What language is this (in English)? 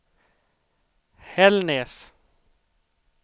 Swedish